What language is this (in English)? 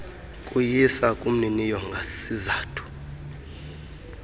Xhosa